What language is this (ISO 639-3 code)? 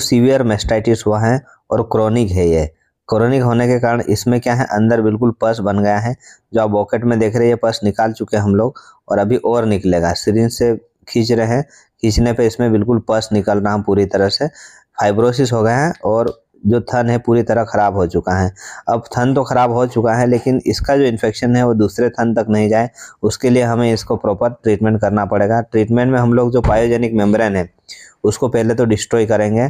hin